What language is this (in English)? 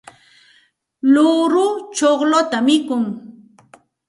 Santa Ana de Tusi Pasco Quechua